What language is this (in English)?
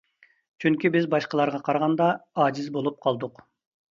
Uyghur